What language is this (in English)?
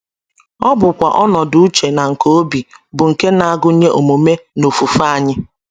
Igbo